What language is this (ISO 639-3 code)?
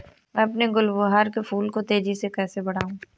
hin